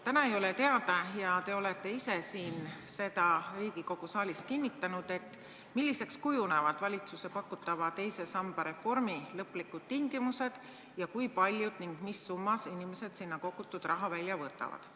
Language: Estonian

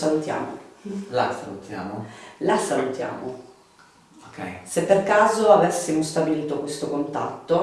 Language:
Italian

